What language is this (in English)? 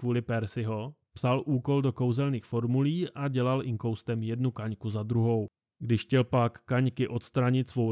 Czech